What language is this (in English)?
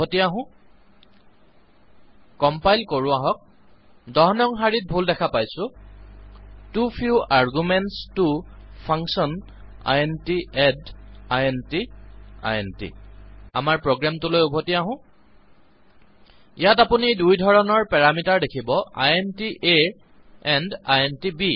Assamese